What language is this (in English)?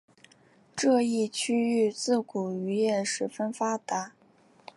Chinese